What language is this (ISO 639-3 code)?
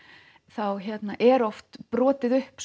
isl